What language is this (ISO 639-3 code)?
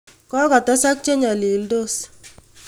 kln